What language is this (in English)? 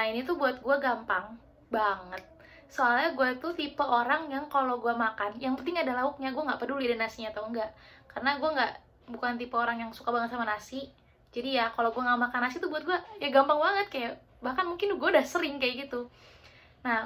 Indonesian